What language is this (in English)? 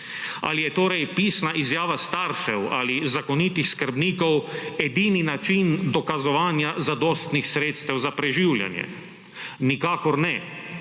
Slovenian